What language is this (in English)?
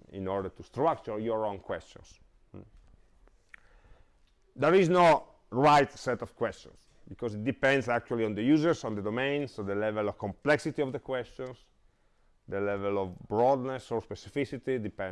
English